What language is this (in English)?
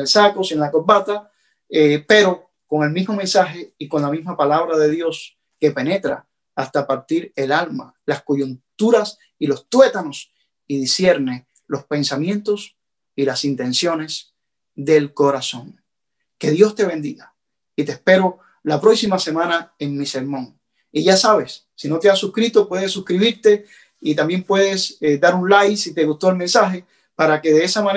Spanish